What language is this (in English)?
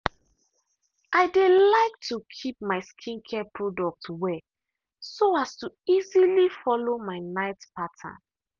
Nigerian Pidgin